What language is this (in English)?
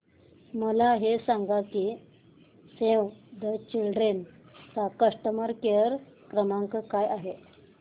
Marathi